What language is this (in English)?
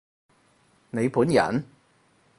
Cantonese